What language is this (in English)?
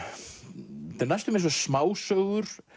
Icelandic